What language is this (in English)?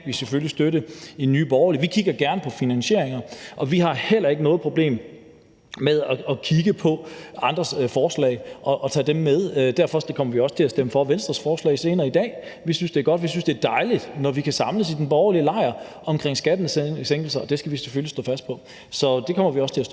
Danish